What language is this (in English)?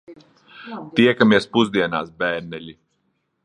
Latvian